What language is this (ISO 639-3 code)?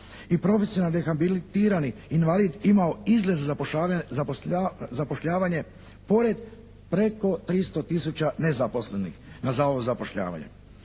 hrv